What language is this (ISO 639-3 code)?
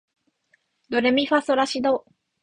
jpn